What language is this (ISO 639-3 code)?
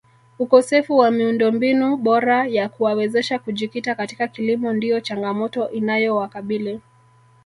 swa